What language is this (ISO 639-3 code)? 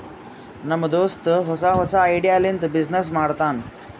kan